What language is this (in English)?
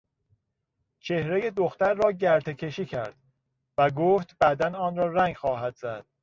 Persian